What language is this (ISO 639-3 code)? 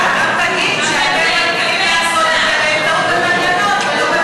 heb